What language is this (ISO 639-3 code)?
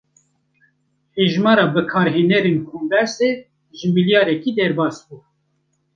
kur